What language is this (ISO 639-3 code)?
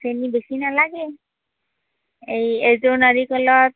asm